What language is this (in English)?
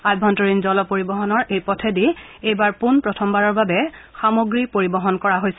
Assamese